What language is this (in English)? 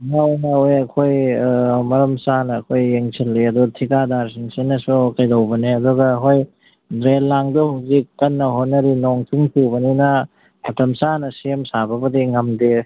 Manipuri